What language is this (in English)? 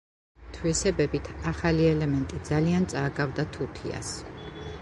Georgian